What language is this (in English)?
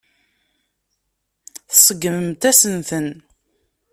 Kabyle